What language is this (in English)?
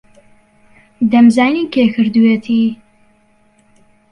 Central Kurdish